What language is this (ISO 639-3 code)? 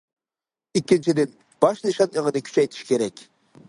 uig